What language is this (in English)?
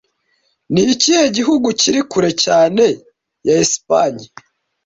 Kinyarwanda